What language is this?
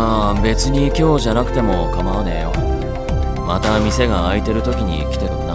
Japanese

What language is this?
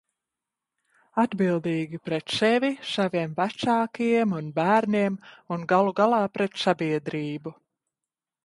Latvian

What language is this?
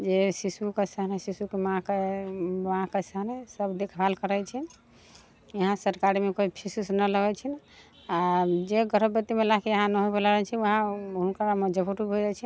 Maithili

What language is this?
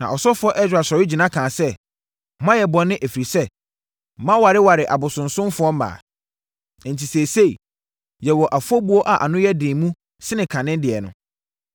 Akan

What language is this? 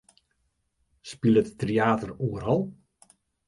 Western Frisian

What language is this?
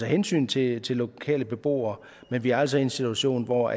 Danish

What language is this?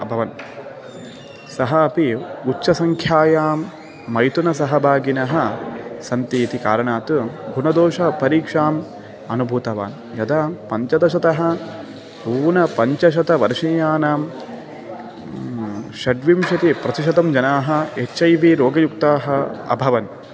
Sanskrit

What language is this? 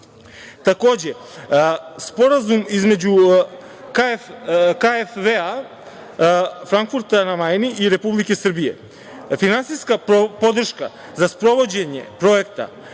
Serbian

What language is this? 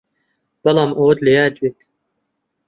Central Kurdish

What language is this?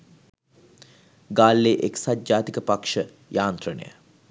Sinhala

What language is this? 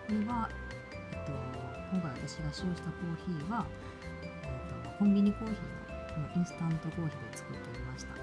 Japanese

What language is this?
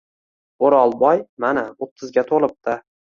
Uzbek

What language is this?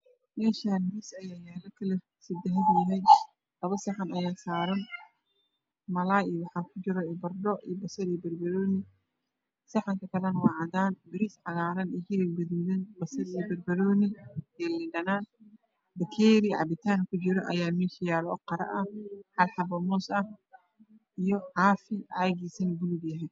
Somali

